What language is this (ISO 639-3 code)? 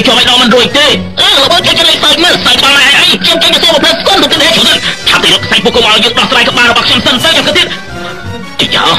tha